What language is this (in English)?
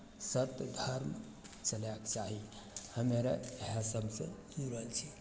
Maithili